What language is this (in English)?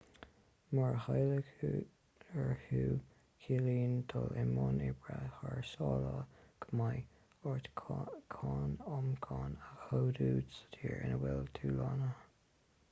Irish